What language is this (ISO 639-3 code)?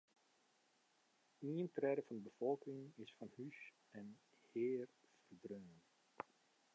fry